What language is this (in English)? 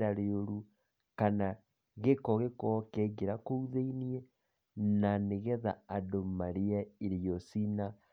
Kikuyu